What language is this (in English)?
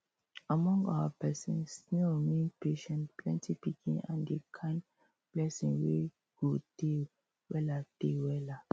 Nigerian Pidgin